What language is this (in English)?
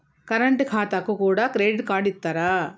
Telugu